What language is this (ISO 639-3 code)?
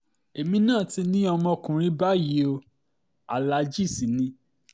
yor